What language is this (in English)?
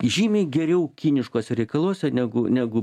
Lithuanian